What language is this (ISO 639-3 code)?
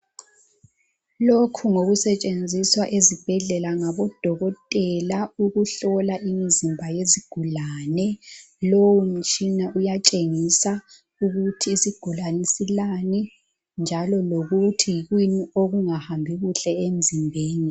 nde